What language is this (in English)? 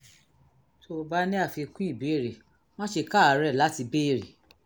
Yoruba